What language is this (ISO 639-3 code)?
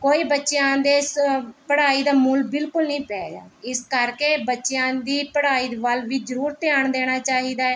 pan